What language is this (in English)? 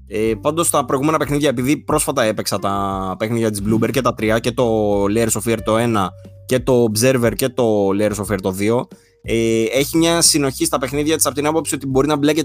Greek